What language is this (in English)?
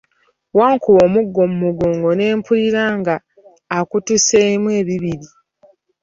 Ganda